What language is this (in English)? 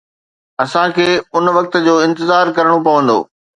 Sindhi